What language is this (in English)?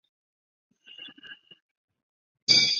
Chinese